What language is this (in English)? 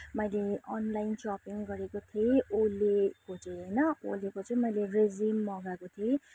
Nepali